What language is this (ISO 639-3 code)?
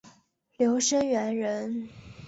zho